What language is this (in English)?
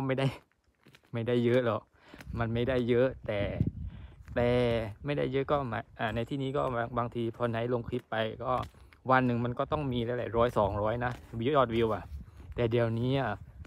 Thai